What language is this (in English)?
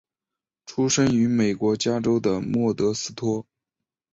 Chinese